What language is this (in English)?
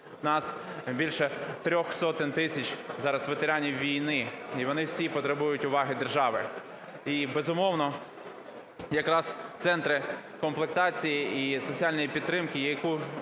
Ukrainian